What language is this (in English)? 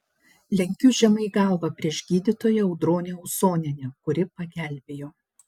Lithuanian